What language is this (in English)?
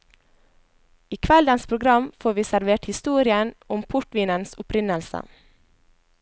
Norwegian